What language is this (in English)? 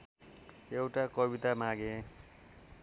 Nepali